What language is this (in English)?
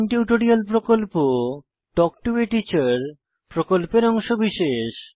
Bangla